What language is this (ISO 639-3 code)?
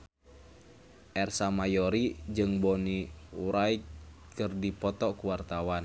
sun